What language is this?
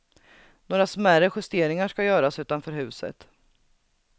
Swedish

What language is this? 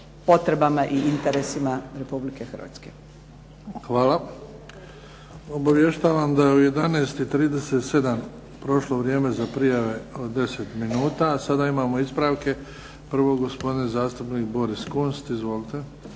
Croatian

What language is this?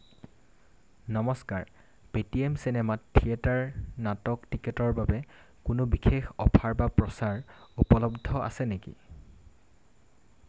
Assamese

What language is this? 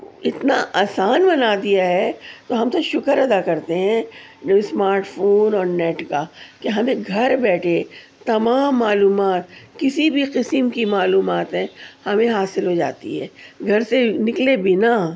Urdu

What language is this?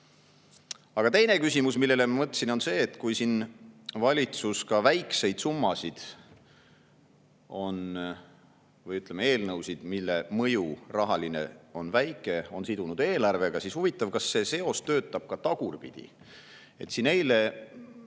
Estonian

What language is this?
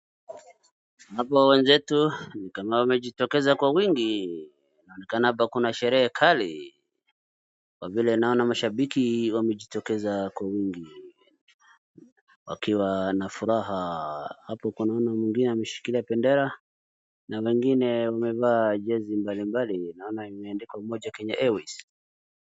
Swahili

